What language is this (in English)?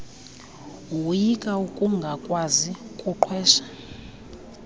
Xhosa